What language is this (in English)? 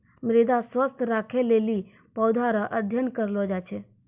Maithili